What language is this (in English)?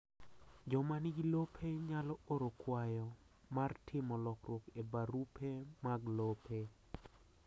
Luo (Kenya and Tanzania)